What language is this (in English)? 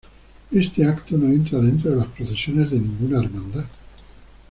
Spanish